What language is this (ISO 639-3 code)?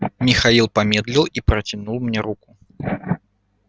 rus